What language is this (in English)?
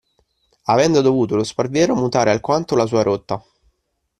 Italian